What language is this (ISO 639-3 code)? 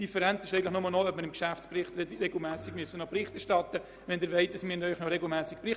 gsw